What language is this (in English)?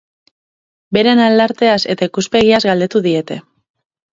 Basque